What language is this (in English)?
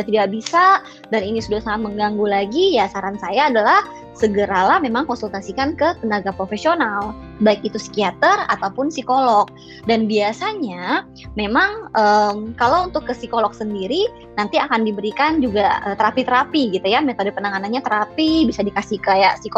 Indonesian